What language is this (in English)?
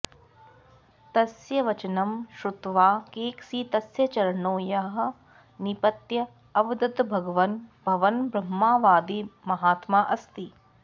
Sanskrit